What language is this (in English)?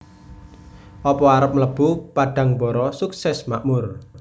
Javanese